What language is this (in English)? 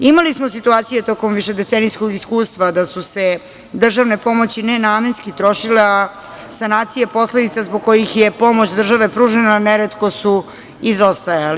Serbian